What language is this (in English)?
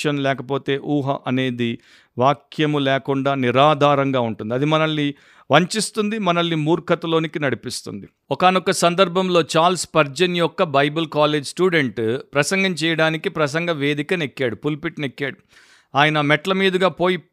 Telugu